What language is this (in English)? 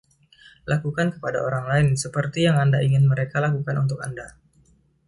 Indonesian